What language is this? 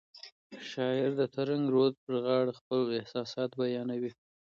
Pashto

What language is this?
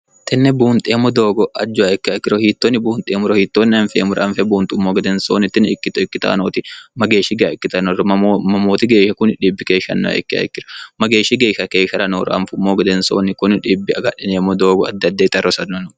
Sidamo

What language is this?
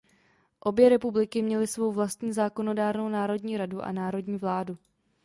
Czech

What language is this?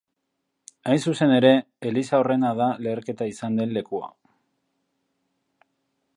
Basque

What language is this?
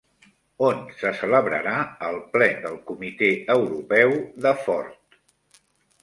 Catalan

